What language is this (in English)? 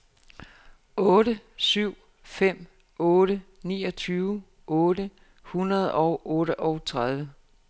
Danish